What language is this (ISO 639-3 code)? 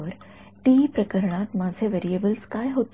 mar